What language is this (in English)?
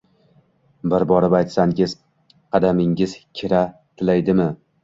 Uzbek